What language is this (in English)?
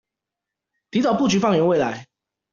Chinese